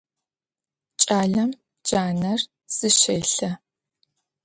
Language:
Adyghe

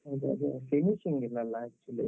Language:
Kannada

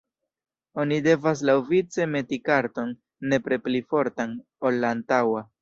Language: Esperanto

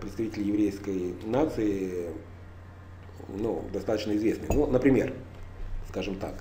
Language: Russian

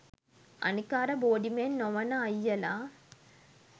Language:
Sinhala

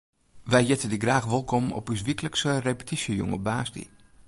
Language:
Western Frisian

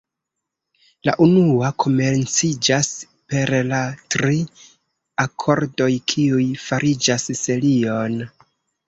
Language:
Esperanto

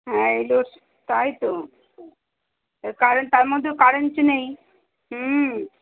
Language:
Bangla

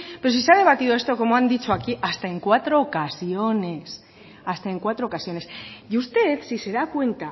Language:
Spanish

